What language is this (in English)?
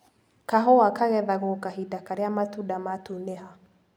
Kikuyu